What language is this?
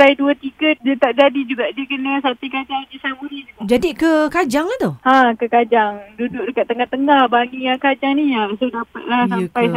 Malay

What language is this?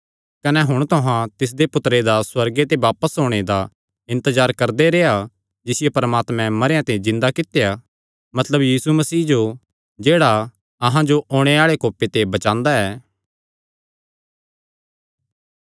Kangri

